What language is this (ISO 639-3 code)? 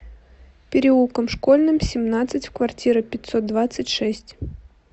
rus